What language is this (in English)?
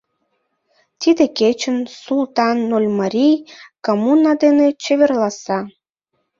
Mari